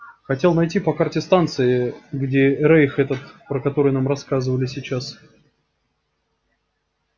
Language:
Russian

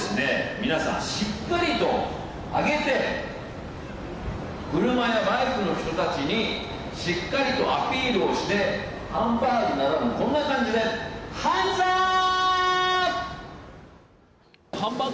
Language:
Japanese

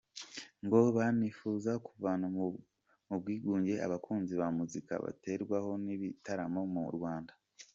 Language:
Kinyarwanda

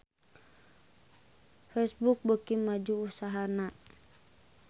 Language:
Sundanese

